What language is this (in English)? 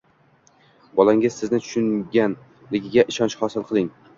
Uzbek